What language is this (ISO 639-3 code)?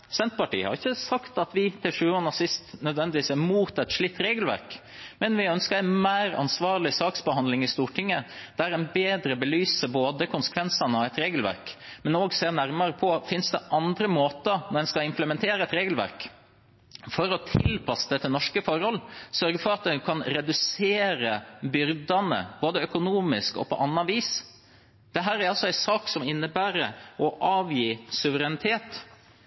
nob